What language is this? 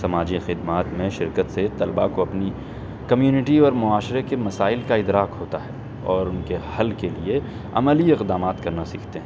Urdu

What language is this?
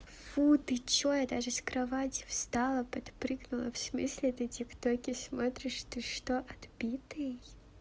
Russian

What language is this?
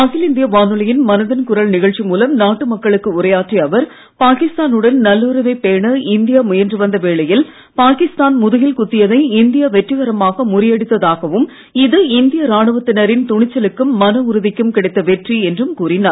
Tamil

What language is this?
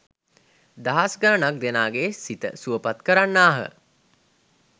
Sinhala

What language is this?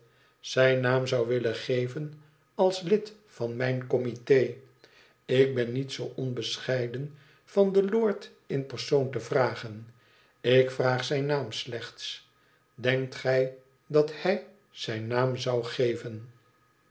Dutch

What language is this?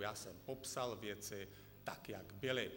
Czech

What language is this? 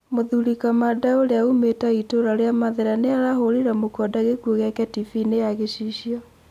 Kikuyu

